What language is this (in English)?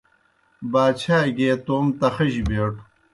Kohistani Shina